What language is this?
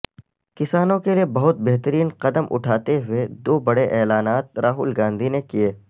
Urdu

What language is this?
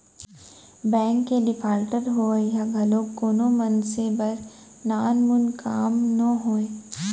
Chhattisgarhi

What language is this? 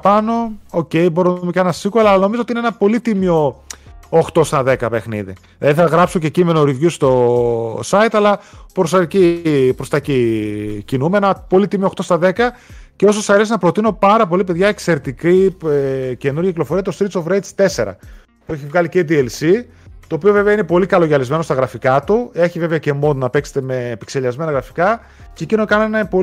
Greek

